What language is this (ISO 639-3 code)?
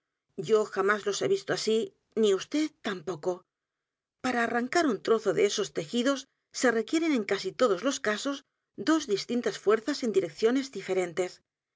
spa